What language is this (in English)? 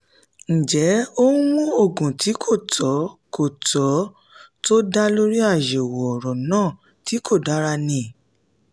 Yoruba